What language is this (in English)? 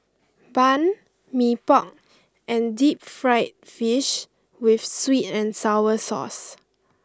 English